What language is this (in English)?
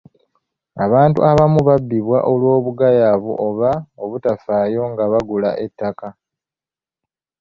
Ganda